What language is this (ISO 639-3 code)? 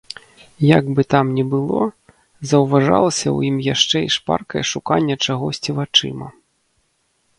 bel